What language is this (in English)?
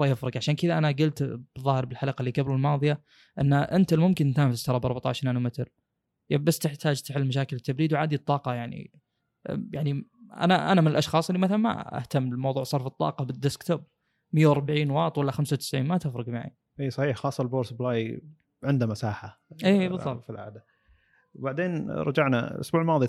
Arabic